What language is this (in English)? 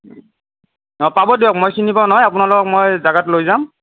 Assamese